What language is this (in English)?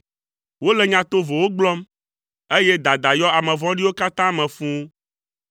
Ewe